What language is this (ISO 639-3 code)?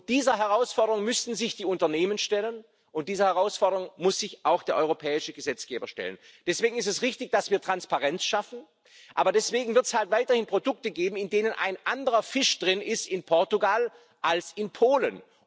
deu